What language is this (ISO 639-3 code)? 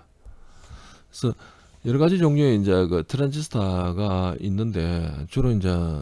kor